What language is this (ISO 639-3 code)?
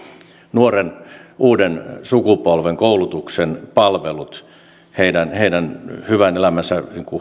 fin